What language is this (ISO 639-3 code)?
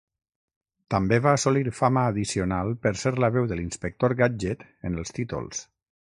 cat